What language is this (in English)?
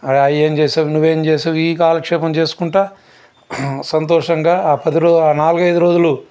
Telugu